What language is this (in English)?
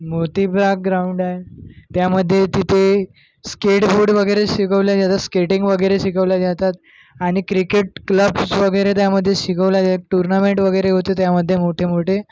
Marathi